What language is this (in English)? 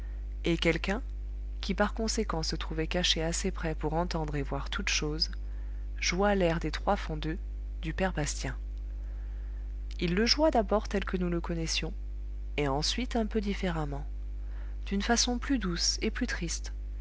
French